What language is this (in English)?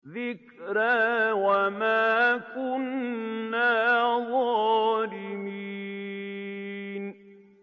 Arabic